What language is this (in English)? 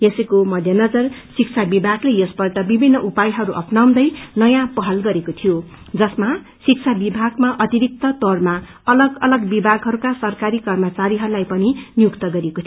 Nepali